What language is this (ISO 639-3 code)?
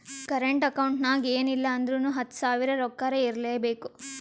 kan